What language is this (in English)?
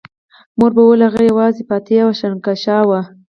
Pashto